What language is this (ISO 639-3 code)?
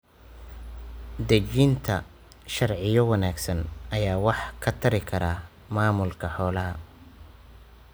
som